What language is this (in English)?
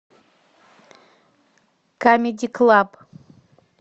Russian